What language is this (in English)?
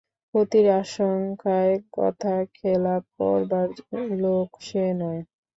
Bangla